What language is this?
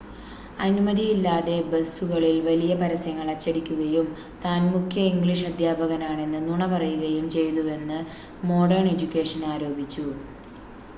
Malayalam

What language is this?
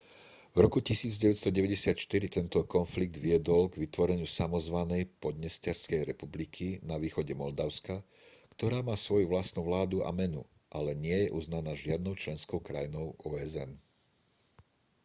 Slovak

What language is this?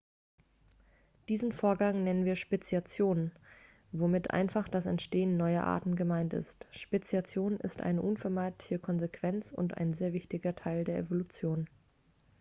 German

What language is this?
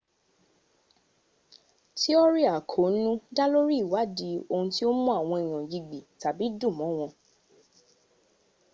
Yoruba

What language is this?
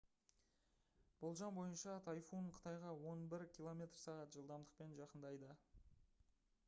Kazakh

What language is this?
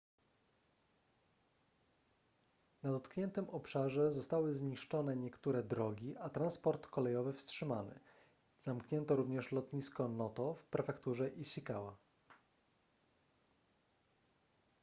Polish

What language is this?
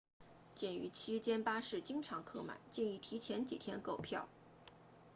Chinese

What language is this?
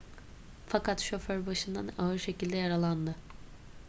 Turkish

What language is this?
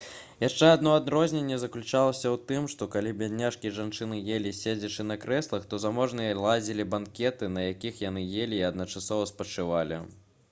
Belarusian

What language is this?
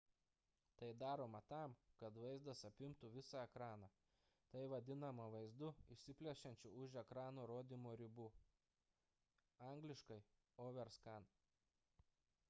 Lithuanian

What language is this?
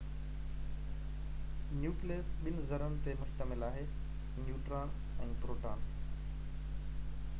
Sindhi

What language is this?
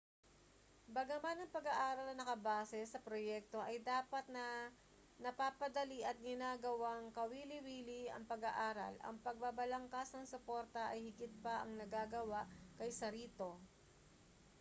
Filipino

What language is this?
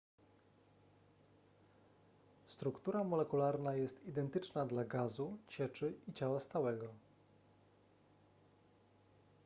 Polish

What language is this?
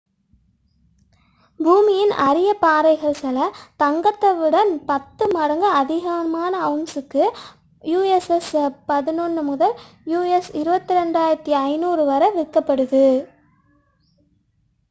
Tamil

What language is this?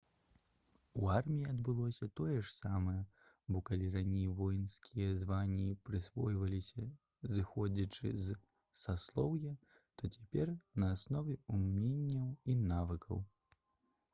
Belarusian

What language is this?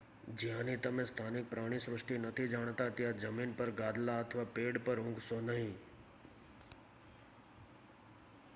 Gujarati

